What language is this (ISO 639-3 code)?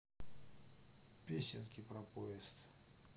rus